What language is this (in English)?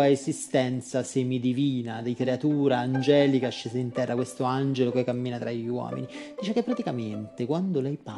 Italian